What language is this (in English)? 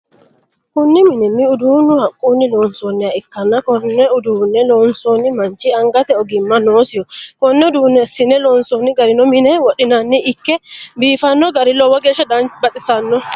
Sidamo